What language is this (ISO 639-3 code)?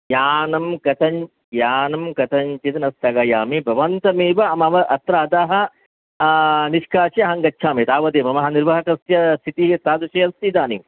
san